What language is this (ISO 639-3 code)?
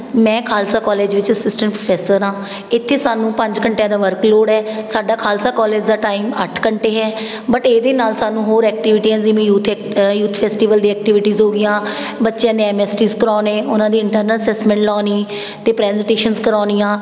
pan